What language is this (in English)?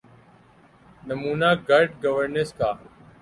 Urdu